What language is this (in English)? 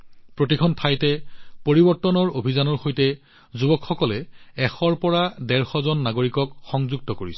Assamese